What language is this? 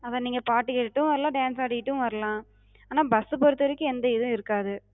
Tamil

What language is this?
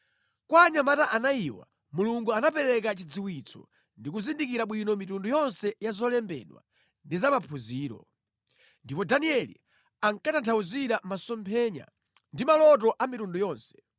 Nyanja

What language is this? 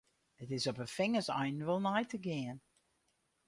Western Frisian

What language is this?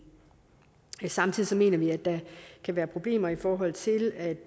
Danish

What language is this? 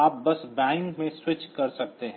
Hindi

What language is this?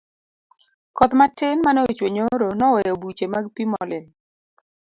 Luo (Kenya and Tanzania)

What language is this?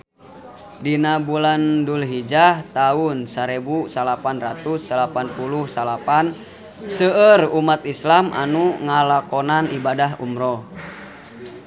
Sundanese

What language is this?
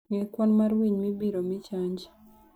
Luo (Kenya and Tanzania)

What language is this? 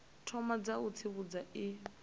Venda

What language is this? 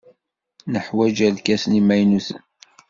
Kabyle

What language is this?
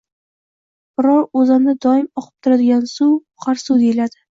Uzbek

